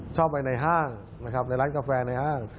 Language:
Thai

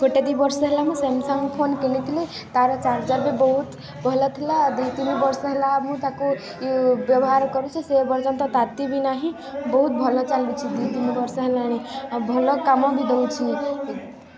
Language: Odia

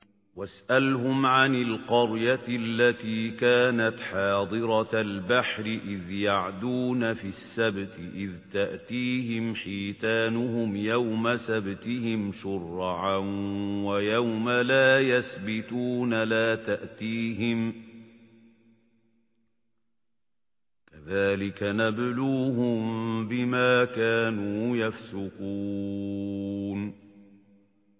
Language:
Arabic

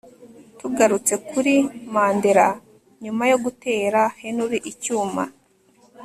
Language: Kinyarwanda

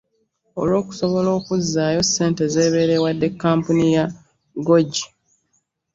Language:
Ganda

